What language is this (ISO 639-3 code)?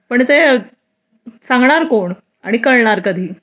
mar